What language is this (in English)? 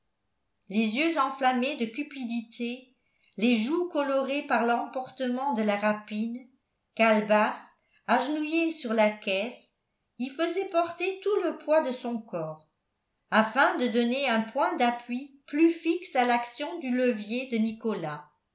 French